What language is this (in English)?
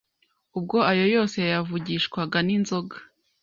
Kinyarwanda